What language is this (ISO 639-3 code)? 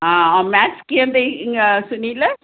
snd